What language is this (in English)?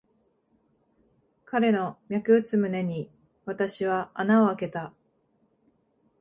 Japanese